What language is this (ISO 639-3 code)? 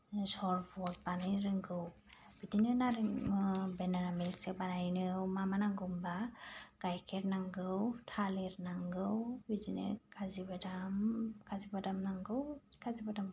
brx